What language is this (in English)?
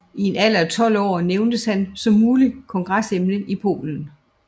Danish